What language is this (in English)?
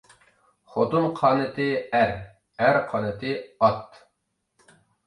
Uyghur